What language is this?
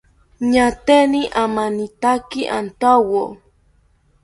South Ucayali Ashéninka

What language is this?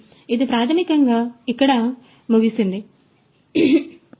Telugu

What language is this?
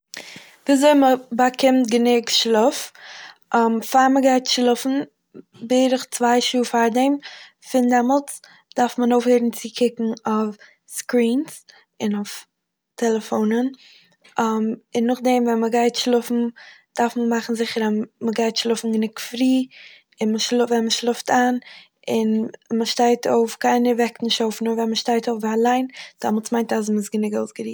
Yiddish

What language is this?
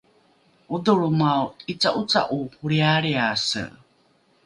Rukai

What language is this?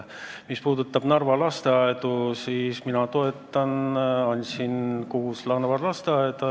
Estonian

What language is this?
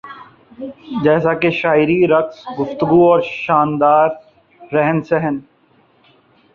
Urdu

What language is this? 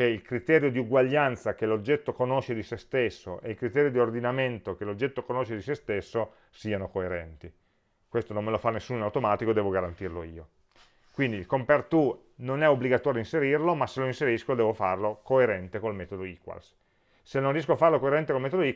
Italian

